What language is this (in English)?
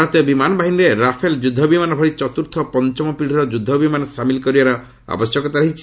Odia